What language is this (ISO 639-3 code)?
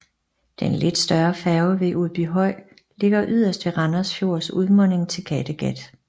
dan